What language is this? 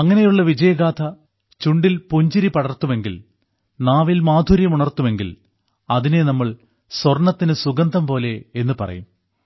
Malayalam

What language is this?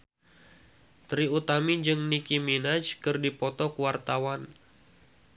Sundanese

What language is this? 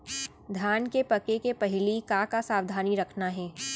Chhattisgarhi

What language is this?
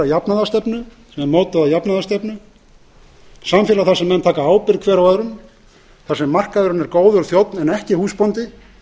Icelandic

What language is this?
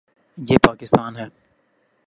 Urdu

